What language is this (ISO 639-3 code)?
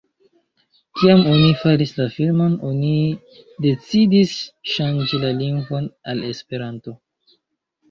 epo